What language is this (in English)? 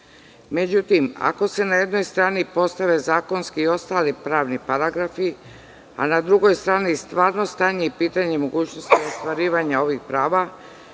Serbian